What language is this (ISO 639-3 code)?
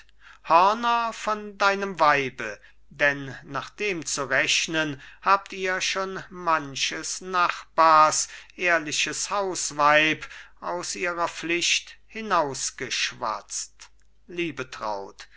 deu